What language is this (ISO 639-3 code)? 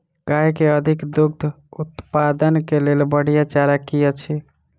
mai